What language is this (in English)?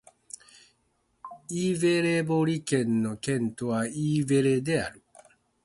Japanese